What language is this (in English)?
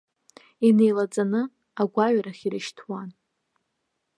Abkhazian